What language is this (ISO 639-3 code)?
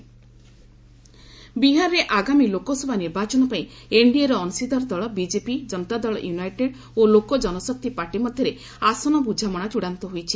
ori